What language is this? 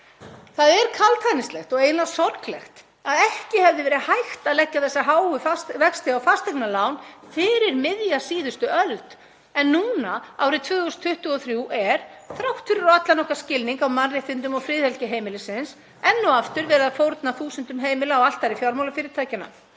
Icelandic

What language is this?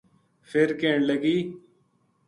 Gujari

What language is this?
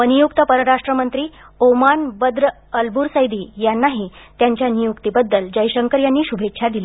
Marathi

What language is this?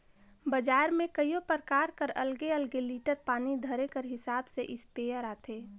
Chhattisgarhi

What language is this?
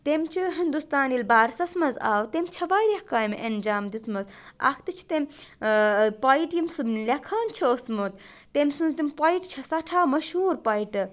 Kashmiri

